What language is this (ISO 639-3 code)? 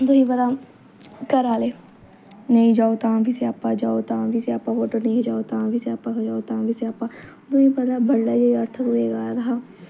doi